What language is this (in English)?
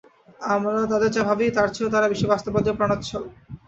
Bangla